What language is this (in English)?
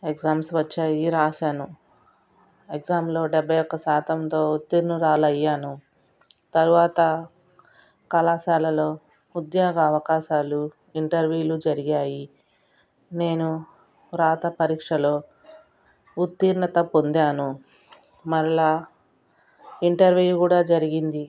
Telugu